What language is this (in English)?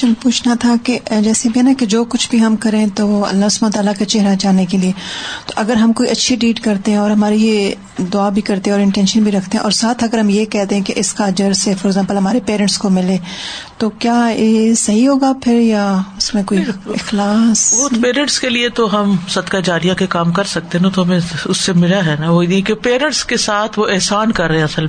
Urdu